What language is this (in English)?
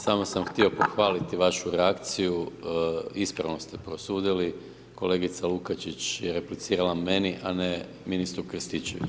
Croatian